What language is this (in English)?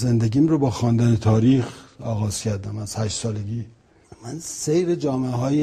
Persian